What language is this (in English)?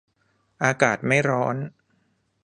Thai